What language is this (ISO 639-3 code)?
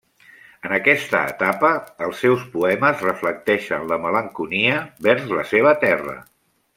cat